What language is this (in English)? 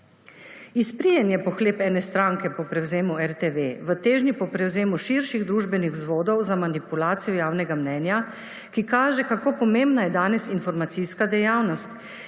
Slovenian